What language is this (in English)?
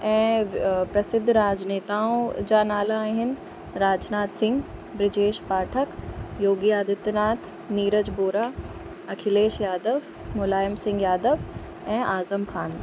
Sindhi